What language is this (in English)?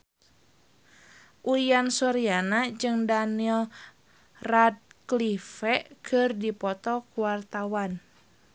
Sundanese